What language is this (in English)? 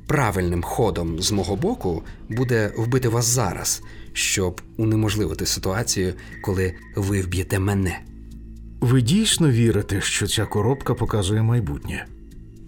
Ukrainian